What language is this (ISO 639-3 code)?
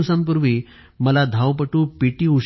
mar